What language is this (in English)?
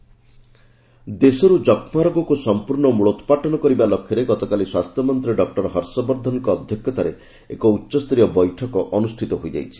Odia